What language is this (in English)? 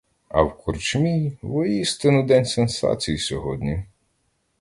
Ukrainian